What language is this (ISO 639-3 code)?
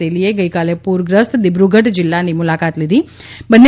guj